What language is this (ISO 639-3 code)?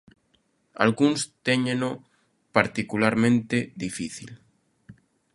glg